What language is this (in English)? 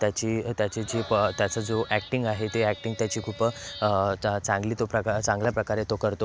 Marathi